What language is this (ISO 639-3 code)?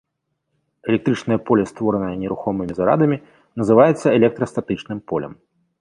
bel